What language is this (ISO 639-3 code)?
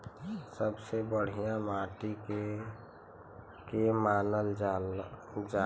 bho